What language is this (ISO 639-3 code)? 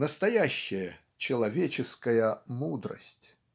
rus